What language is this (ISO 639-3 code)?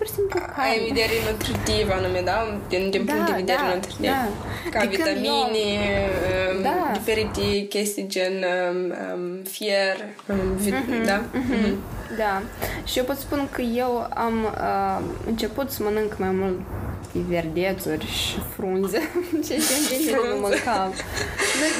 ron